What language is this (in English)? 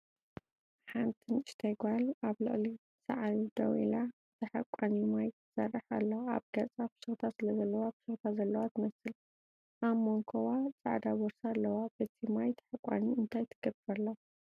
Tigrinya